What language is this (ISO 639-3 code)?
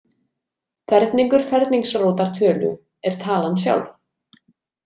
isl